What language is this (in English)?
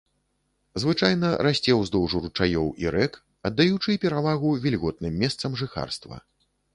Belarusian